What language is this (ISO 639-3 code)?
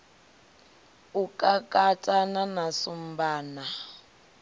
ven